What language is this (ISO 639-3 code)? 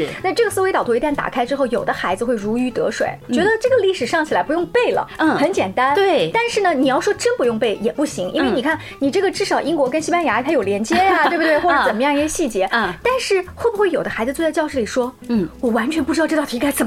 zho